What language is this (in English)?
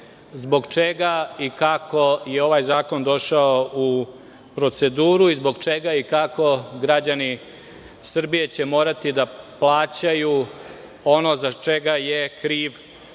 Serbian